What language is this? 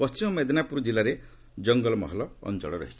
Odia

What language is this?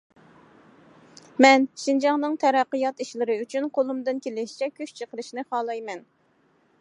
Uyghur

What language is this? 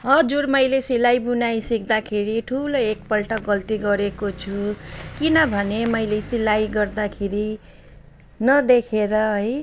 Nepali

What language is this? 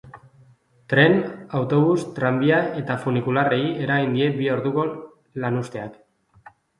Basque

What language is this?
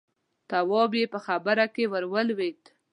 Pashto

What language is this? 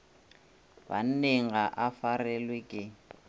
Northern Sotho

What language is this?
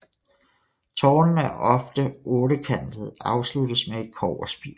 Danish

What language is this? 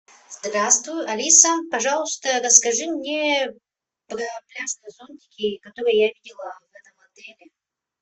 Russian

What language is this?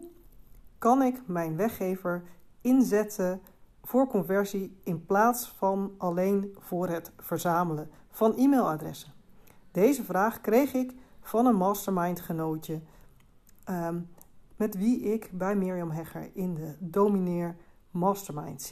Dutch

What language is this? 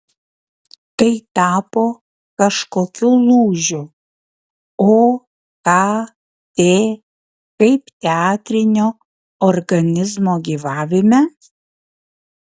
Lithuanian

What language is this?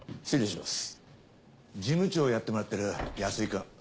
Japanese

